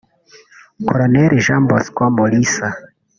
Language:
Kinyarwanda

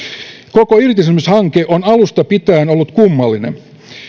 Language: Finnish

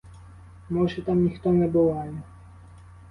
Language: Ukrainian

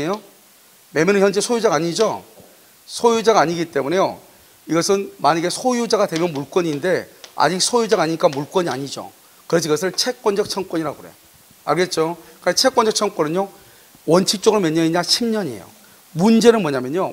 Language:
Korean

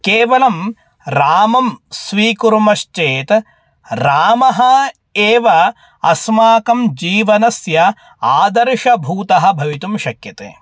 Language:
Sanskrit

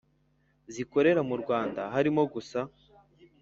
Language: Kinyarwanda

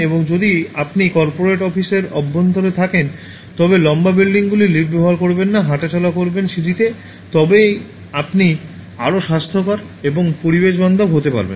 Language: Bangla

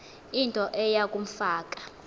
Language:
Xhosa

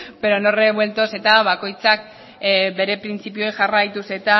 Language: Basque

